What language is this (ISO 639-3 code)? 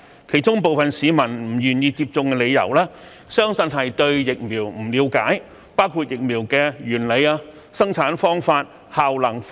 yue